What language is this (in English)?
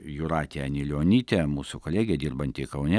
Lithuanian